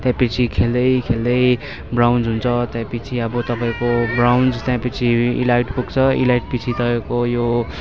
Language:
Nepali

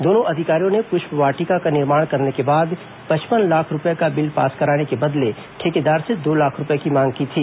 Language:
Hindi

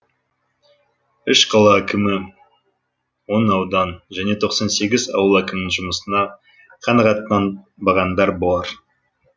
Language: Kazakh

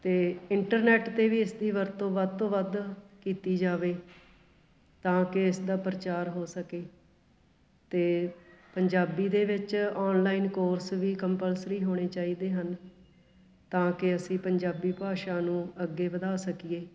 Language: Punjabi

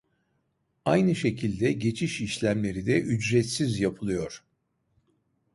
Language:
Turkish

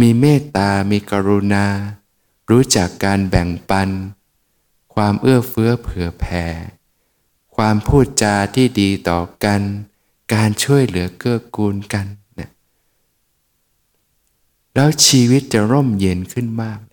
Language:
Thai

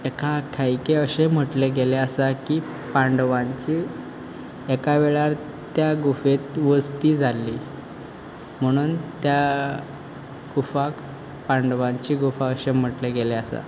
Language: Konkani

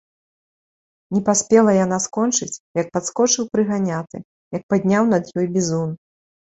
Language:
Belarusian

